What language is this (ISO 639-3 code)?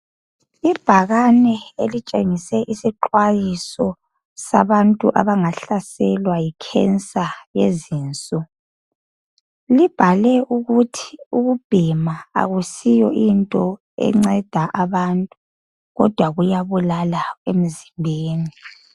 nde